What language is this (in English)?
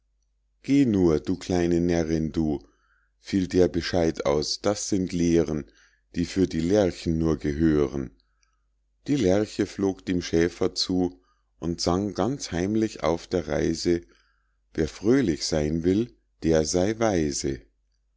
German